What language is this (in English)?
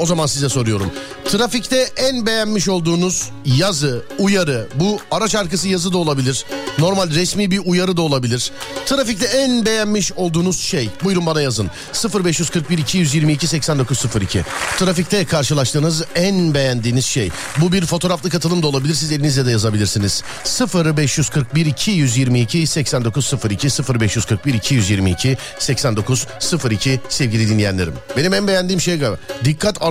Turkish